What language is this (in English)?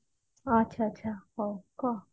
Odia